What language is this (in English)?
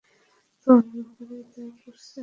Bangla